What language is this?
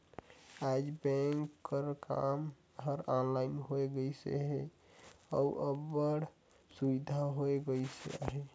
Chhattisgarhi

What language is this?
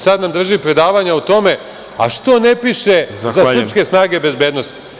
Serbian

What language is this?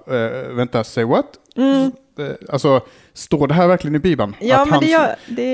Swedish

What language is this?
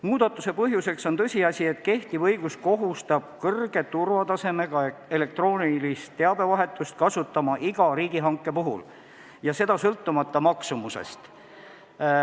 Estonian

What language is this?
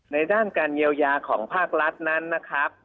Thai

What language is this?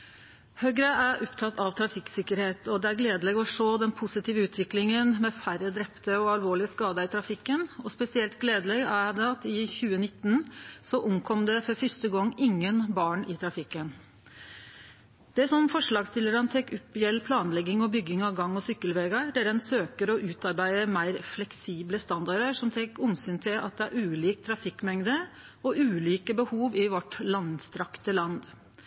Norwegian Nynorsk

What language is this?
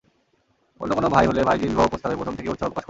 Bangla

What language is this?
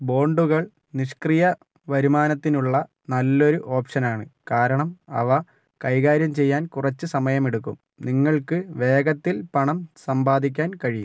Malayalam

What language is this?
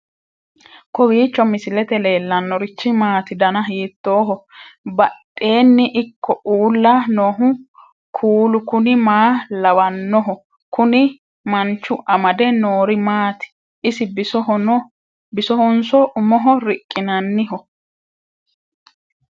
Sidamo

